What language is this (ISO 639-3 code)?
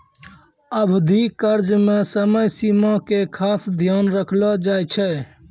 mai